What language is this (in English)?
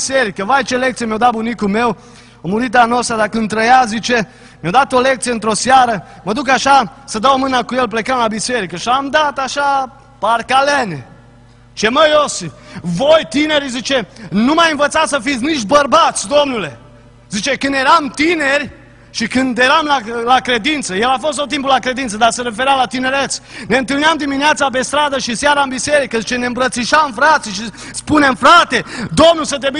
Romanian